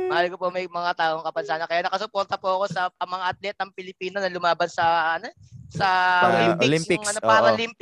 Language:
Filipino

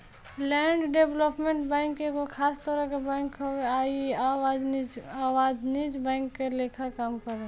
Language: Bhojpuri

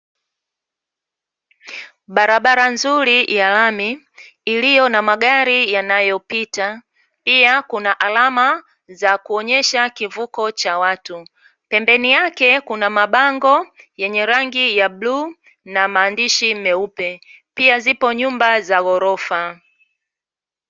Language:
Swahili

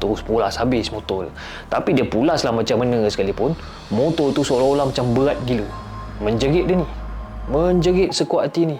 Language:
Malay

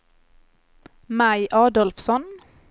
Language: Swedish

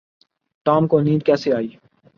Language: Urdu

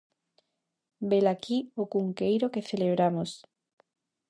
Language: Galician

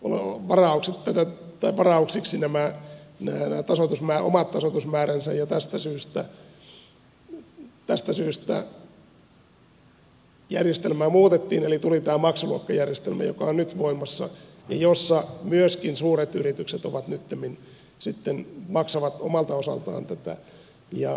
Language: Finnish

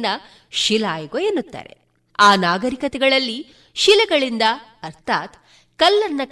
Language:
Kannada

